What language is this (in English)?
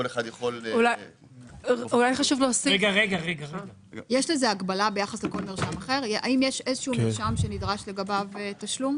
Hebrew